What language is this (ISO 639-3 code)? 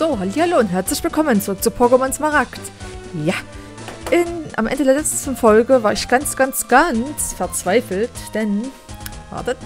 deu